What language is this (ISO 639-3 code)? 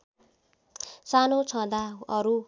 nep